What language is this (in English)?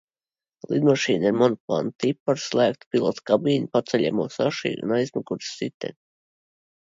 Latvian